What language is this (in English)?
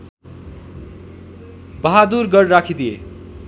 Nepali